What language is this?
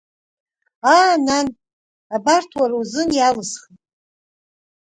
Abkhazian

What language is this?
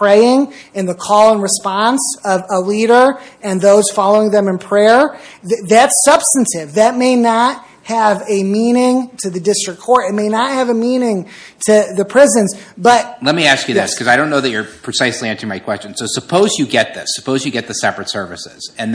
English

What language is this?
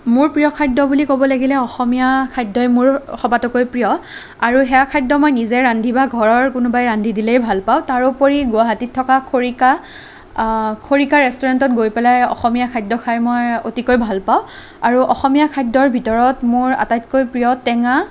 Assamese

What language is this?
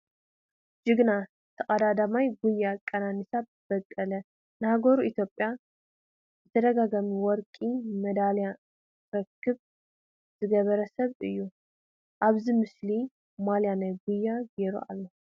Tigrinya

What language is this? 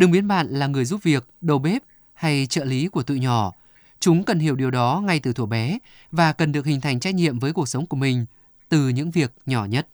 Vietnamese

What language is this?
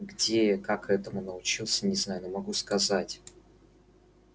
Russian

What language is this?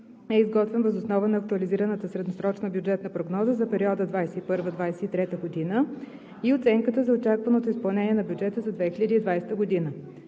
Bulgarian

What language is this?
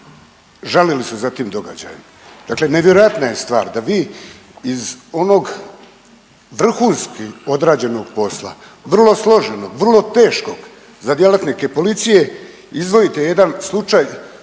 Croatian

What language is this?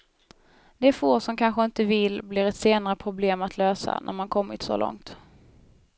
Swedish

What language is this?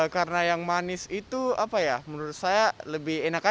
Indonesian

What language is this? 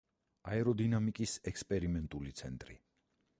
Georgian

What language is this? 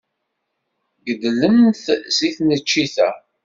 Kabyle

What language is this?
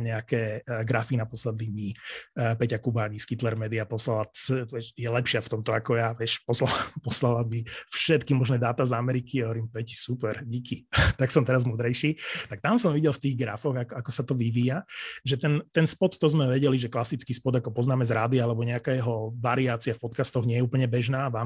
Slovak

